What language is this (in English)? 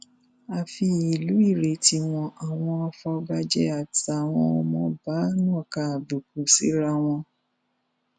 Yoruba